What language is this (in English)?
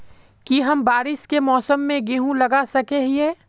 Magahi